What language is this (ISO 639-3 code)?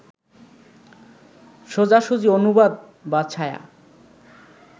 ben